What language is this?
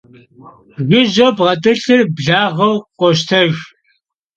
Kabardian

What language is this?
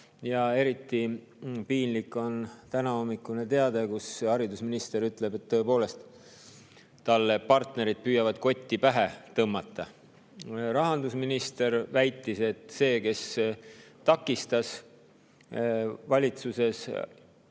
Estonian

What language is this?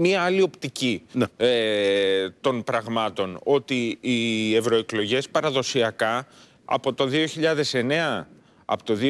Greek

